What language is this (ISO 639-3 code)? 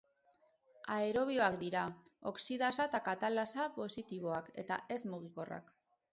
eus